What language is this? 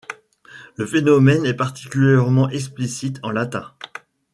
French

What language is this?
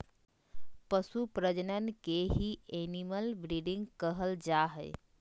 Magahi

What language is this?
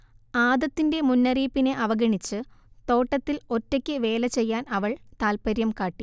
Malayalam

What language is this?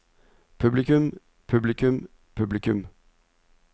Norwegian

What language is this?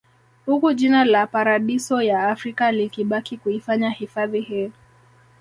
Swahili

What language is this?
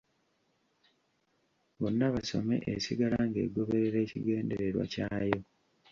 Ganda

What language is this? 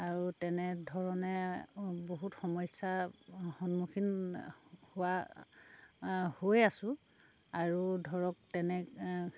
Assamese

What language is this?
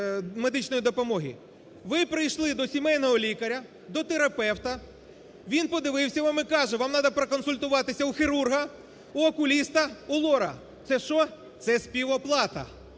Ukrainian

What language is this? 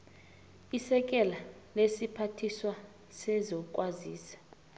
South Ndebele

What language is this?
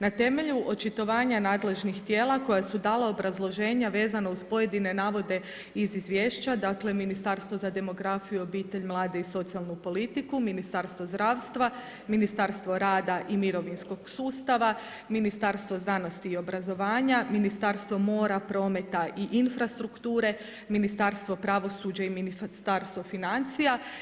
Croatian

